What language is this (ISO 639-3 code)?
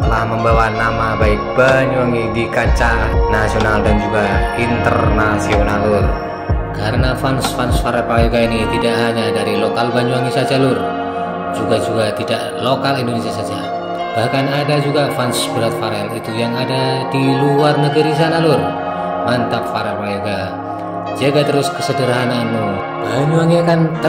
ind